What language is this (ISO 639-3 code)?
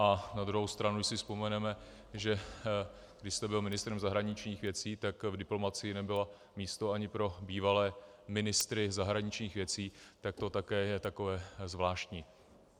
ces